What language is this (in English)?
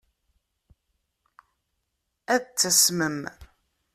Kabyle